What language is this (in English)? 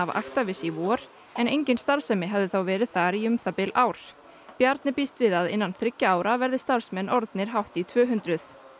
Icelandic